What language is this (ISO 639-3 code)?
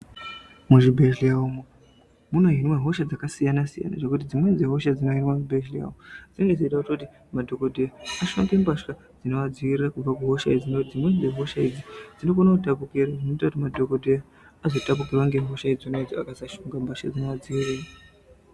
ndc